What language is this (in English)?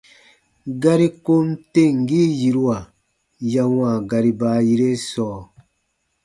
Baatonum